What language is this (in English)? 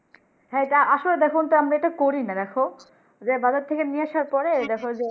Bangla